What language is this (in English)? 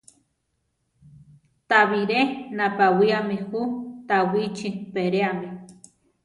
Central Tarahumara